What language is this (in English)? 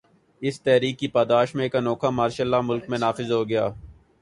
Urdu